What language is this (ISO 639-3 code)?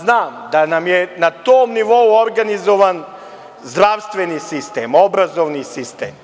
srp